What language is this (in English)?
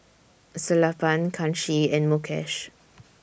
English